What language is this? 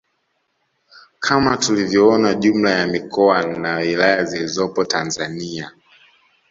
Swahili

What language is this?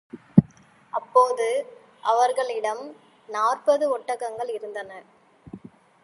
Tamil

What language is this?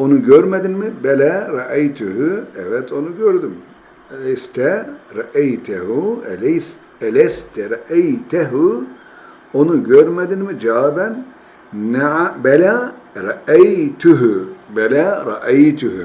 Turkish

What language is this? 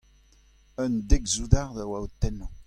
Breton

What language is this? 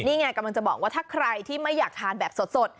Thai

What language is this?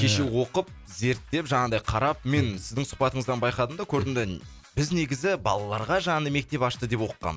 Kazakh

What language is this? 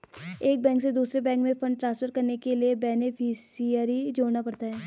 Hindi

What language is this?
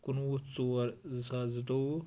Kashmiri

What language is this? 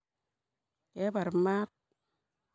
Kalenjin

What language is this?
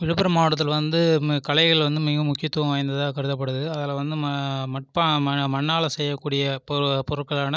Tamil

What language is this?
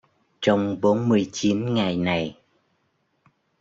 Vietnamese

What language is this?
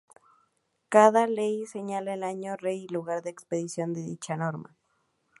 Spanish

